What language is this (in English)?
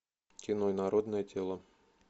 Russian